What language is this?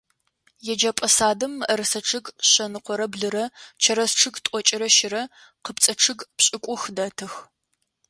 Adyghe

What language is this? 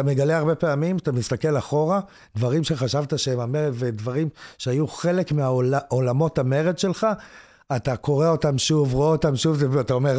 Hebrew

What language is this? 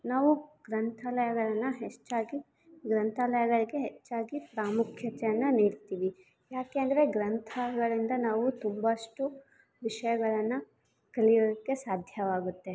Kannada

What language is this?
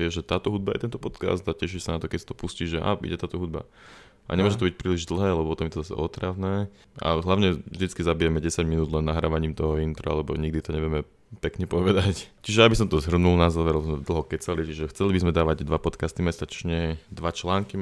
Slovak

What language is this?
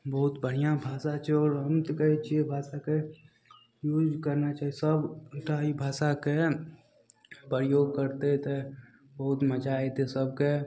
Maithili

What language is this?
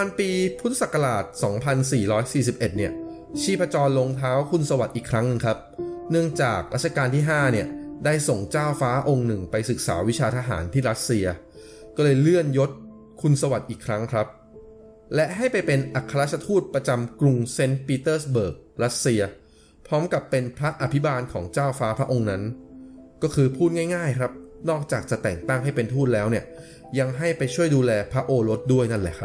Thai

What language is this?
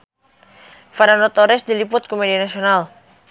Sundanese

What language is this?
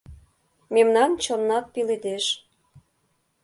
Mari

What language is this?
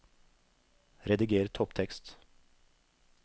Norwegian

